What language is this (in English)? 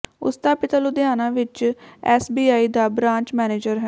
Punjabi